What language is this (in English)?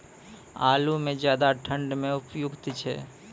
Maithili